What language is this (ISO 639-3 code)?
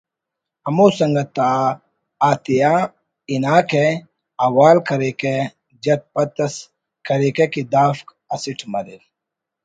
brh